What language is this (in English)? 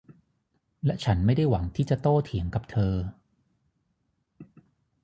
Thai